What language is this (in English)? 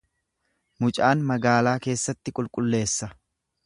Oromo